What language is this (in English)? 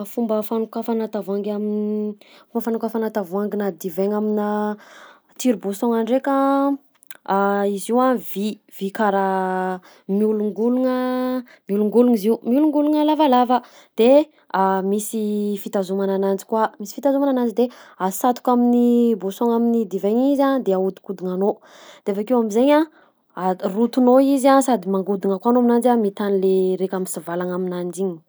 Southern Betsimisaraka Malagasy